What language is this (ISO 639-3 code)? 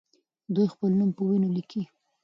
pus